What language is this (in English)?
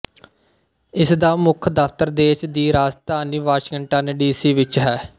Punjabi